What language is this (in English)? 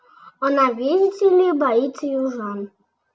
Russian